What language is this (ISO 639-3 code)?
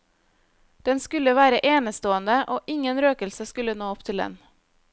nor